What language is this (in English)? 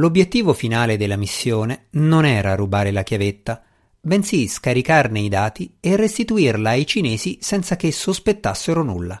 Italian